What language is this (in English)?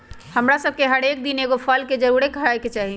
Magahi